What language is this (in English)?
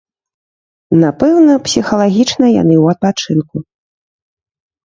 Belarusian